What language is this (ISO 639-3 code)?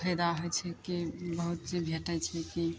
mai